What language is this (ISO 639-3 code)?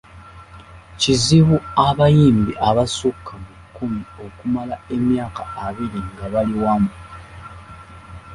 lug